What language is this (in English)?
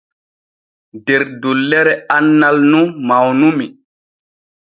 Borgu Fulfulde